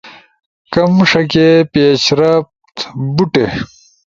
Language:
Ushojo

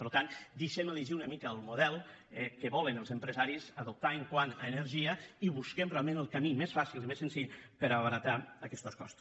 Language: Catalan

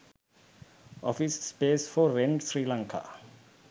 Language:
Sinhala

